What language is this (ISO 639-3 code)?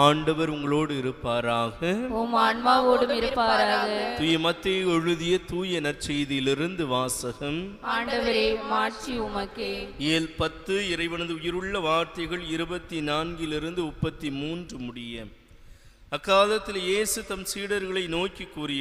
tha